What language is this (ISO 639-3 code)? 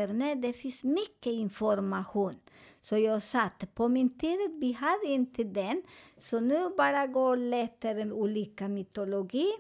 swe